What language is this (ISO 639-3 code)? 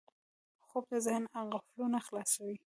pus